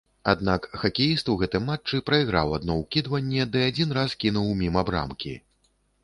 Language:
Belarusian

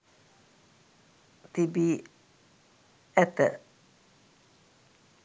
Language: Sinhala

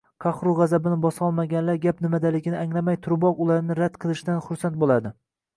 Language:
Uzbek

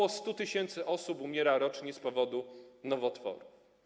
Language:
Polish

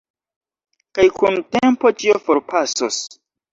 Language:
Esperanto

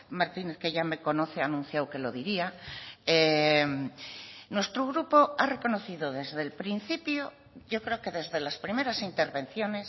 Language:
Spanish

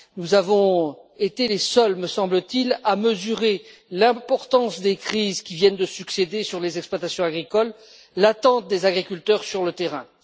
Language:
French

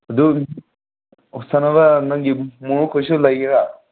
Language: Manipuri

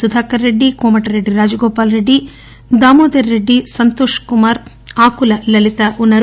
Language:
Telugu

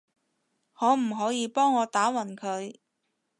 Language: Cantonese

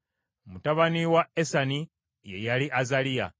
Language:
Ganda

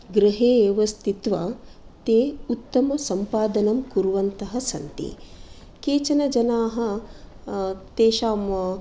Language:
Sanskrit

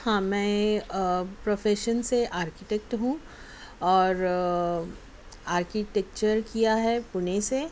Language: Urdu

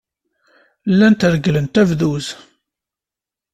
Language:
Kabyle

